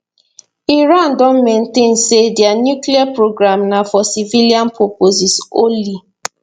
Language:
Nigerian Pidgin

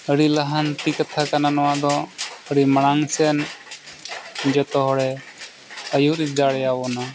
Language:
Santali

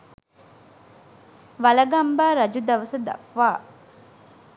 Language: Sinhala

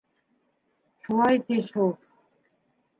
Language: Bashkir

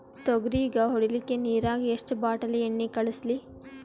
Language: Kannada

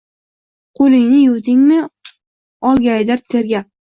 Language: Uzbek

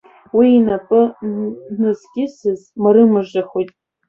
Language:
Abkhazian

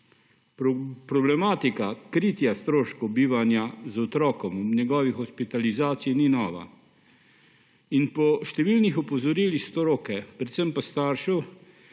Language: Slovenian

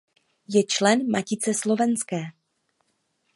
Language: Czech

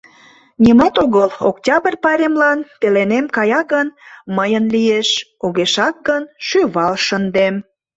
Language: Mari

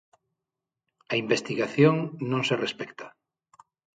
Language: Galician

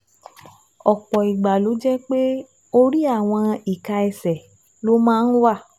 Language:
Yoruba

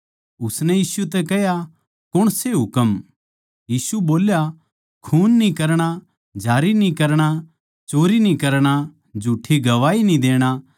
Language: Haryanvi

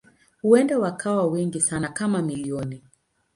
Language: Swahili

